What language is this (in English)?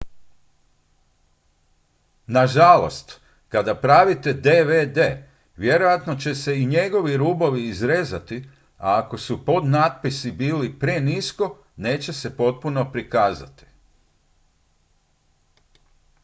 Croatian